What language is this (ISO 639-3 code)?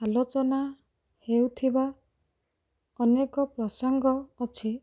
ori